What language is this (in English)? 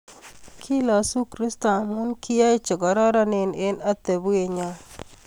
Kalenjin